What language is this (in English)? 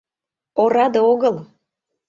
Mari